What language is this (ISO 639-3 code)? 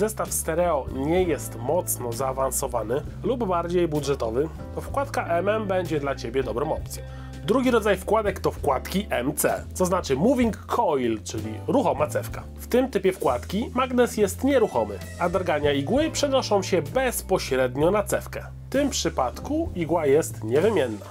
pol